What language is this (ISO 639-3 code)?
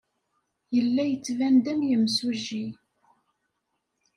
kab